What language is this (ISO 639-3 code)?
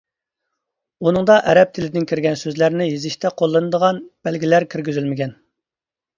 uig